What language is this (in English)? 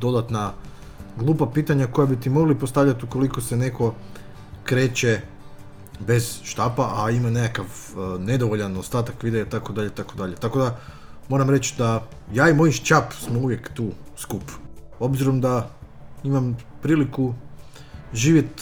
Croatian